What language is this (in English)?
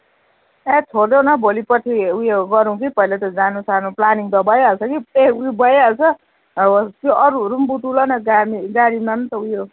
Nepali